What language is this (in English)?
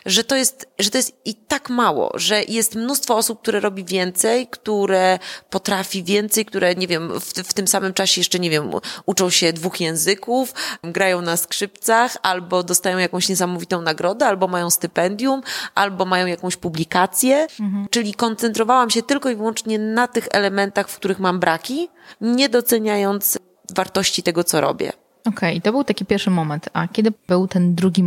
Polish